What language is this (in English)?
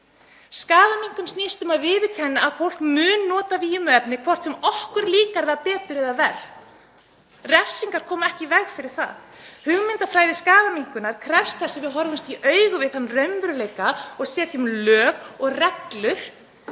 Icelandic